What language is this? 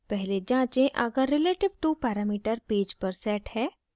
Hindi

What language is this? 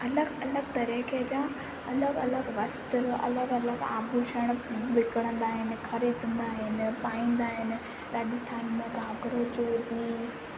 Sindhi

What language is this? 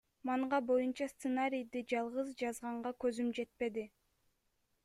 Kyrgyz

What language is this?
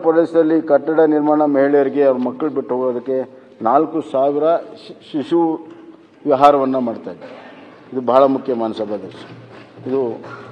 Romanian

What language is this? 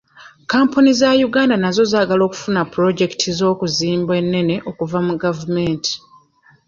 Ganda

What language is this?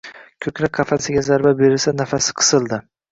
Uzbek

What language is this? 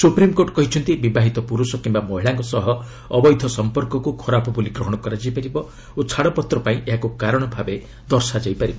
Odia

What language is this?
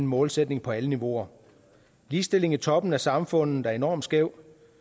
Danish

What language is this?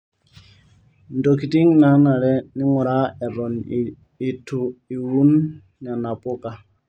Masai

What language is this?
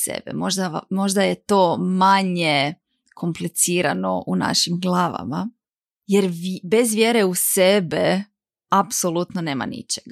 Croatian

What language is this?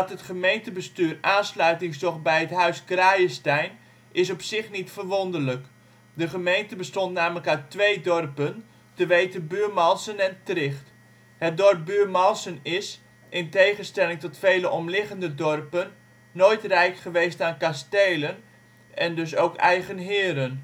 Dutch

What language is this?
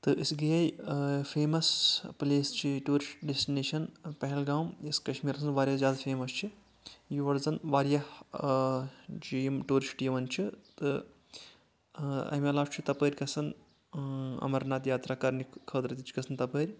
Kashmiri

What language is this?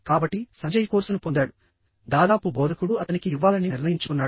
Telugu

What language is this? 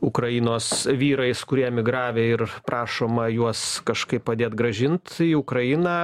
Lithuanian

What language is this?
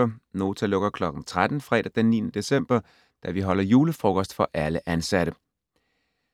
Danish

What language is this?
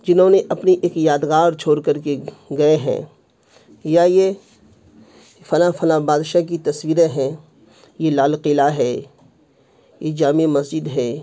Urdu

